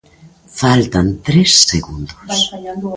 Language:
Galician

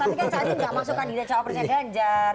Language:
Indonesian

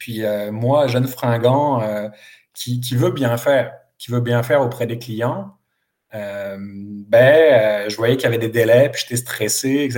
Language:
French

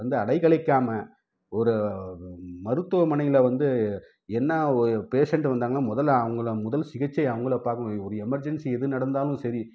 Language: Tamil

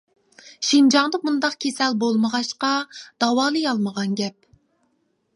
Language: Uyghur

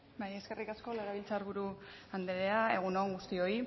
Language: Basque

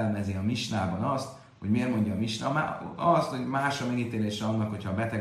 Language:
Hungarian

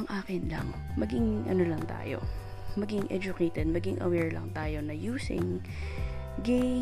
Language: Filipino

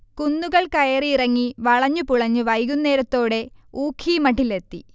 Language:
Malayalam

